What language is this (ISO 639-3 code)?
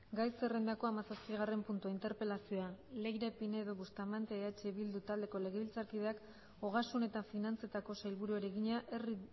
eus